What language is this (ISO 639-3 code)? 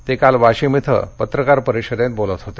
mar